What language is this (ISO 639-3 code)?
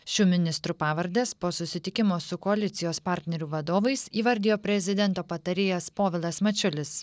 lit